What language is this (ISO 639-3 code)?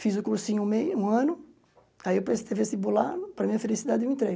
por